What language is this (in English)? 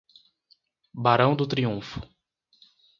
Portuguese